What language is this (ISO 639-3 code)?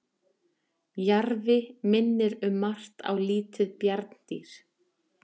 isl